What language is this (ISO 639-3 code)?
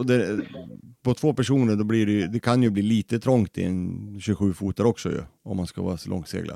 swe